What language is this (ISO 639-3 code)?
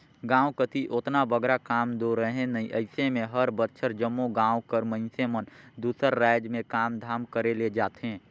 hne